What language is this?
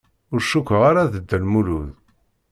Kabyle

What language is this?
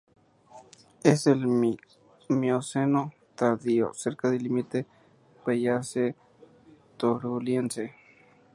Spanish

